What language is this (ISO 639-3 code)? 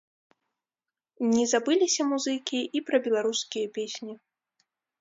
bel